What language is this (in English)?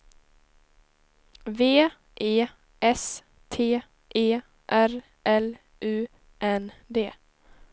Swedish